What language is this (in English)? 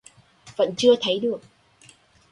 Vietnamese